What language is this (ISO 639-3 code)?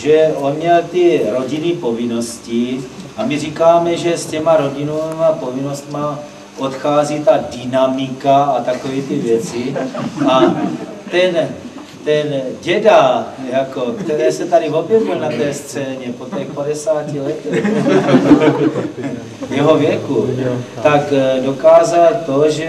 ces